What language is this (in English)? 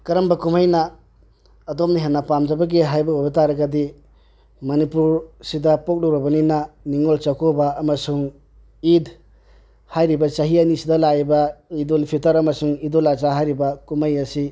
Manipuri